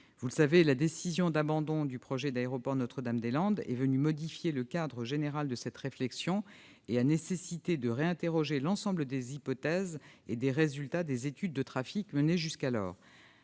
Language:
French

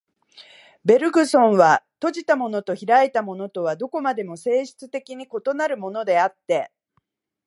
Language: Japanese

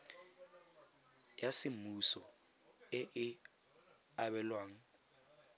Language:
Tswana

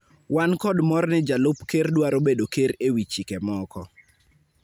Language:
Luo (Kenya and Tanzania)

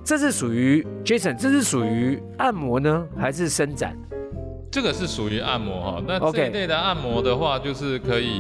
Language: Chinese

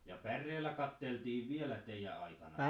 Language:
Finnish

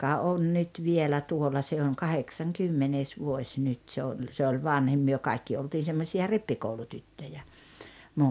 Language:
Finnish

